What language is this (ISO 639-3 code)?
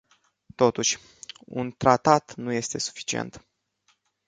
ron